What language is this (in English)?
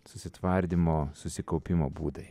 Lithuanian